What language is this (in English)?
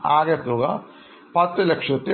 Malayalam